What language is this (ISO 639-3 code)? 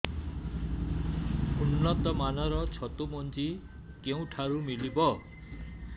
ori